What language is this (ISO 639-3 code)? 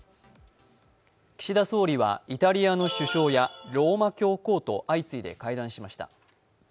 jpn